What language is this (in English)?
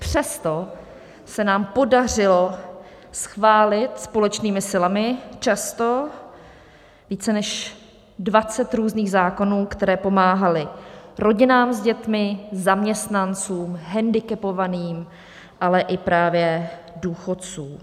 Czech